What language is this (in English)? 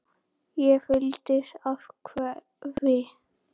Icelandic